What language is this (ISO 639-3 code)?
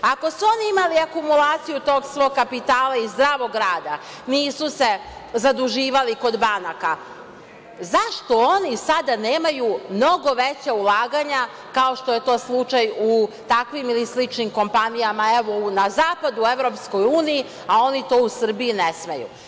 srp